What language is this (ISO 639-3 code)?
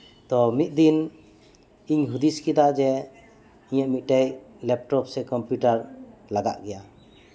sat